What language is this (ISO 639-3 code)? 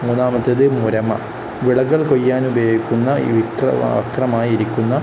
mal